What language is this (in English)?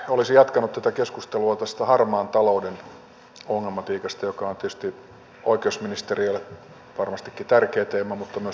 Finnish